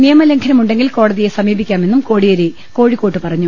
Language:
Malayalam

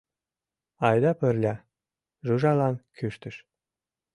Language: Mari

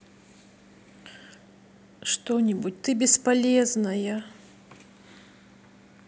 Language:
Russian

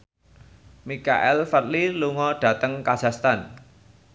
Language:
Javanese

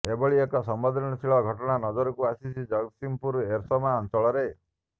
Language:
Odia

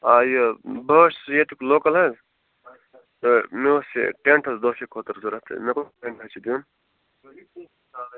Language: Kashmiri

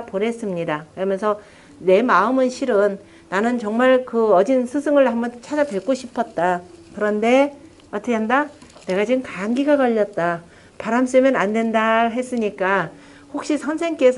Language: Korean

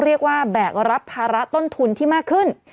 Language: Thai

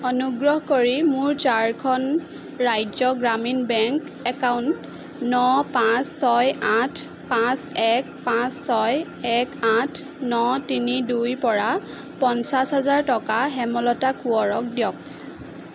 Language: Assamese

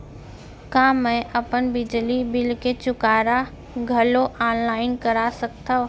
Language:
Chhattisgarhi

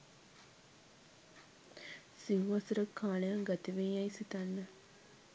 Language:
Sinhala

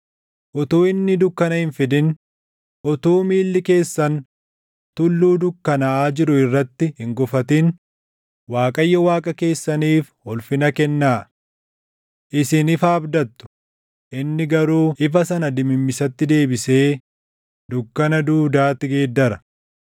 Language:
Oromo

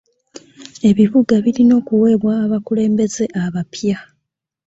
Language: Ganda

